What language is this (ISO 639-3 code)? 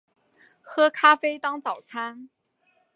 zho